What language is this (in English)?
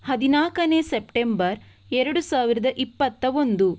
Kannada